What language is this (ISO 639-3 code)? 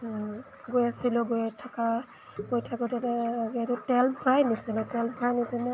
asm